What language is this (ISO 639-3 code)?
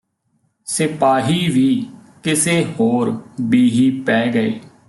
pan